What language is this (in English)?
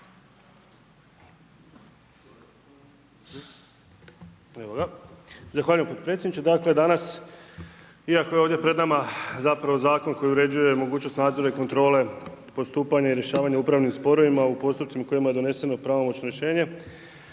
Croatian